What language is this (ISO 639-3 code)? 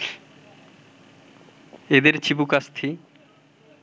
ben